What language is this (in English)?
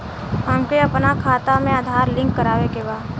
Bhojpuri